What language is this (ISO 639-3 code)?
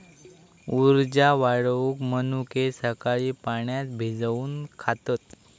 mar